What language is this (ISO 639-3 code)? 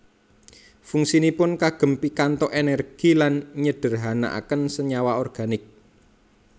jav